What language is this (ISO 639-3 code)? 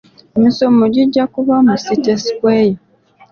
lug